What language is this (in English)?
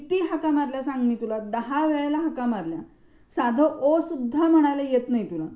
Marathi